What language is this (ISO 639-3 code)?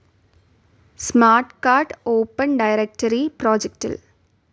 mal